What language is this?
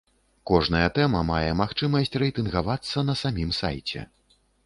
Belarusian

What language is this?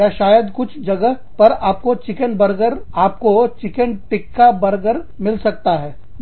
Hindi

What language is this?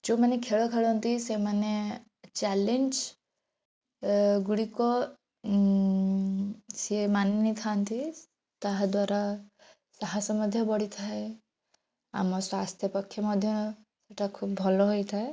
Odia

